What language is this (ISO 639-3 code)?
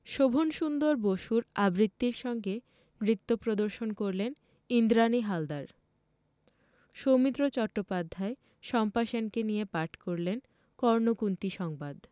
ben